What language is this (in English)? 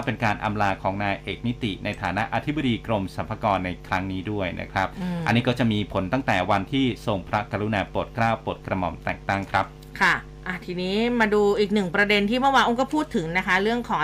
Thai